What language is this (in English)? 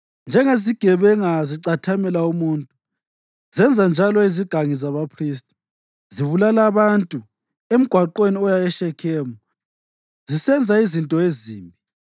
North Ndebele